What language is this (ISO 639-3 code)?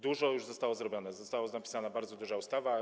pol